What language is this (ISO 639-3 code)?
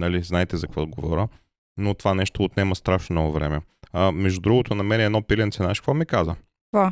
bul